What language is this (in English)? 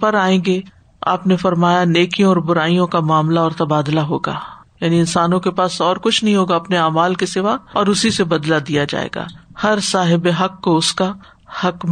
Urdu